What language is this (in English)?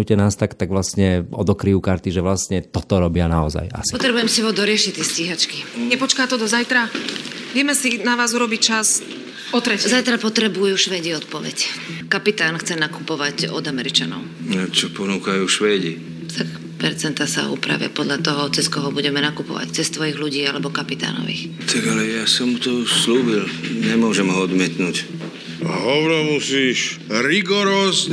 Slovak